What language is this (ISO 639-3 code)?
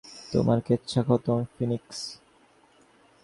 ben